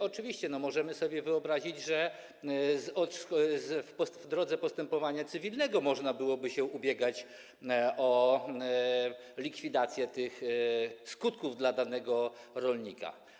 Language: Polish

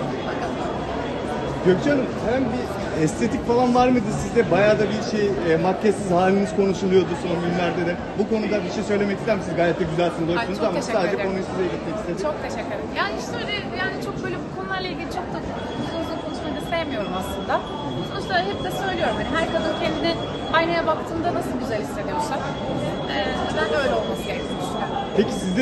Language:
Turkish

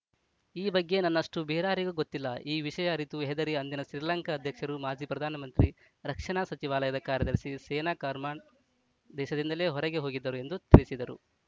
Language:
Kannada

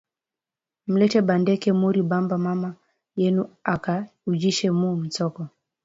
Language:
Swahili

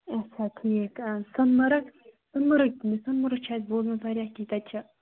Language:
Kashmiri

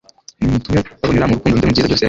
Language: Kinyarwanda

